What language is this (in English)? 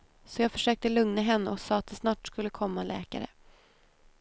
Swedish